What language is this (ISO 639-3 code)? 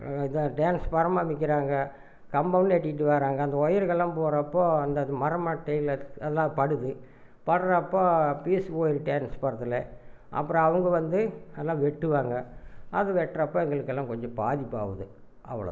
tam